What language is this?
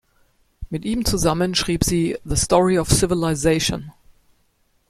German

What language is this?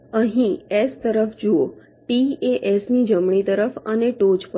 Gujarati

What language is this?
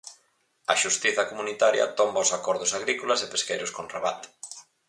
Galician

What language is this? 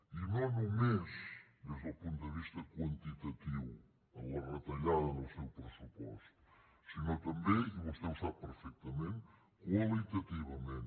Catalan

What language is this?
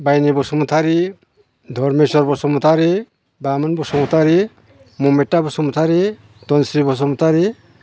Bodo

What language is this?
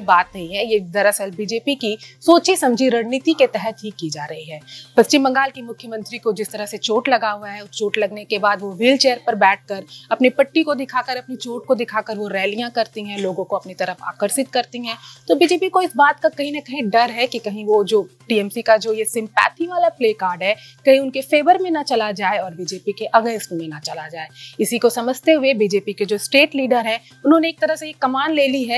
Hindi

